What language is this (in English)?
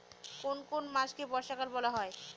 Bangla